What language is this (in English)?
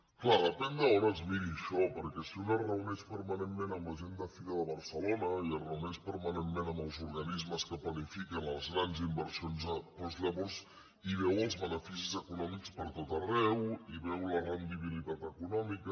Catalan